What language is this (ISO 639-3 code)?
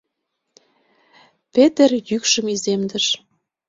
chm